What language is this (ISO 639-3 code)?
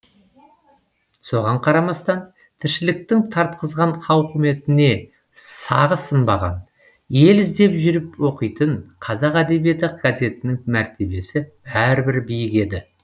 kaz